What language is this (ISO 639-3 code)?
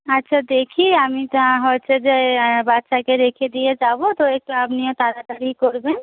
ben